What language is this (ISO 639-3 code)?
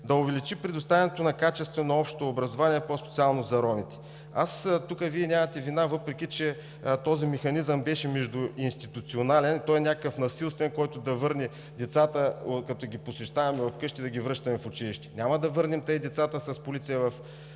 bul